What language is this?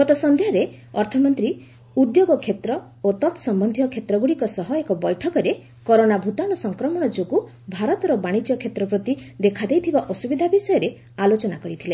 Odia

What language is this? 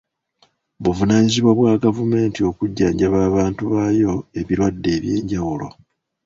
Ganda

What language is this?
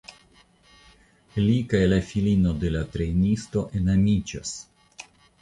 Esperanto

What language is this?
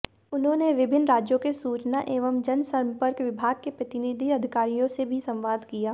Hindi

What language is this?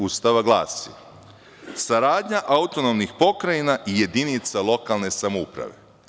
Serbian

